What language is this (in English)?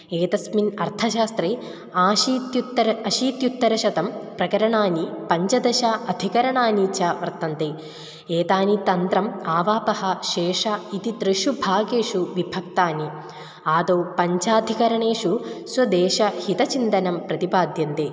Sanskrit